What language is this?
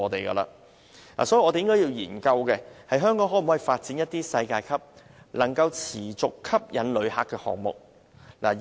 Cantonese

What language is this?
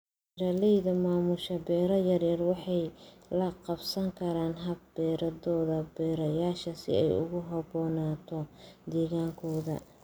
Somali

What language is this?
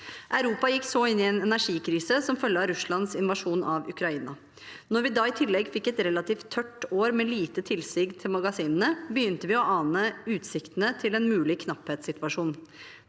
Norwegian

